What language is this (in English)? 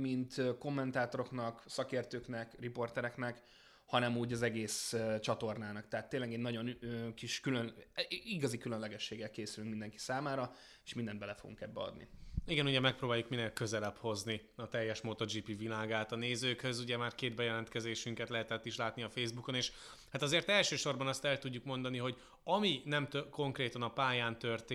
Hungarian